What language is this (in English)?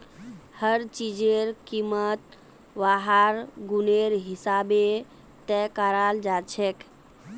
Magahi